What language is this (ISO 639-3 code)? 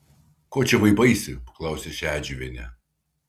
lit